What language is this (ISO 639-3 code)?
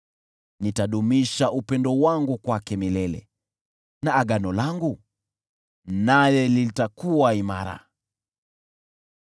swa